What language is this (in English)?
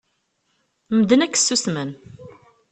Kabyle